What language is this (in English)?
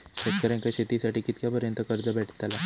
Marathi